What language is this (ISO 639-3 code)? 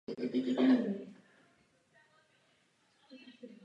ces